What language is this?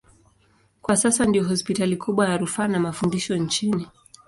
Swahili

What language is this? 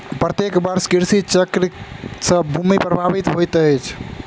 Maithili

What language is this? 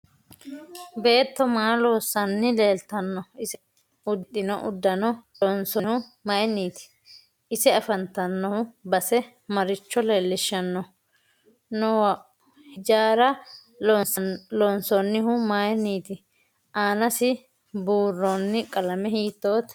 Sidamo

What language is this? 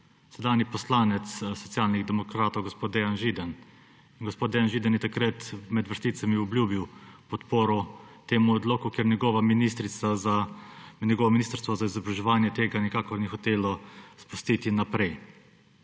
Slovenian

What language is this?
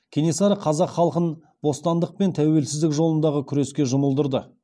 Kazakh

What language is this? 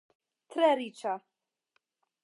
Esperanto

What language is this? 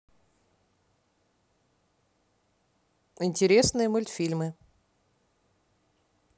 Russian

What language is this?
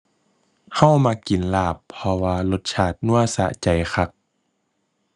Thai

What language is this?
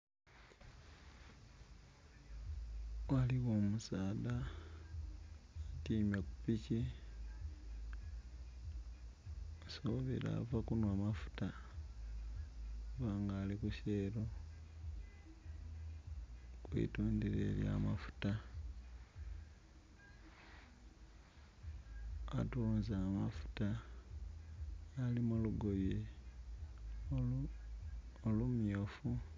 Soga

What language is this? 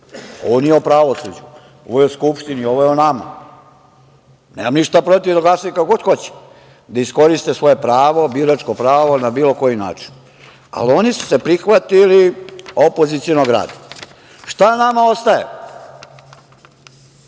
Serbian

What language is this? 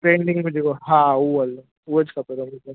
Sindhi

